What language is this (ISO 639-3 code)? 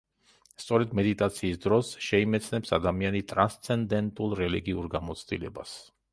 kat